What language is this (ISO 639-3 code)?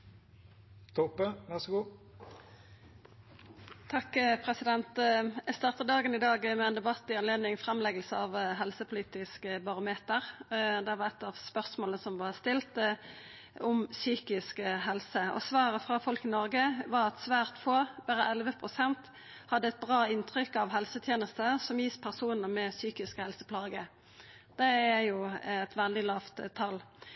nor